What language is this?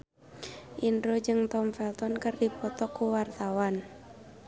Sundanese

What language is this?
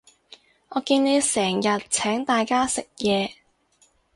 Cantonese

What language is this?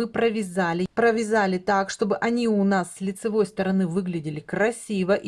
Russian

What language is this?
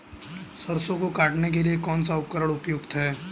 Hindi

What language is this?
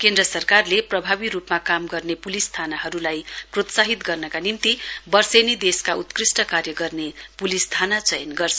Nepali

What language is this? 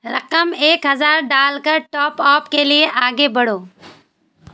Urdu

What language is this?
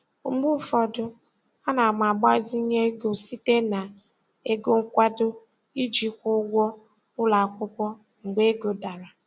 Igbo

